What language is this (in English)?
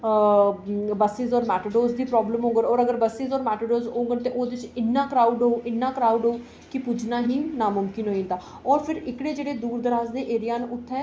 Dogri